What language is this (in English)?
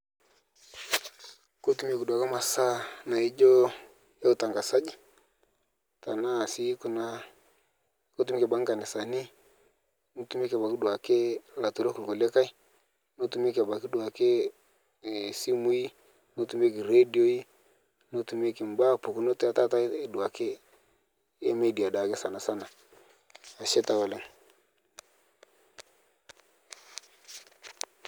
Masai